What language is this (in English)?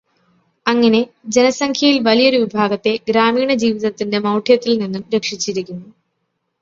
Malayalam